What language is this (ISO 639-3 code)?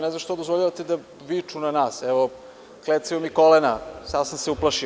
srp